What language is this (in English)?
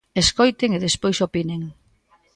Galician